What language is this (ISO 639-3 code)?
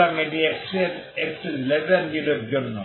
ben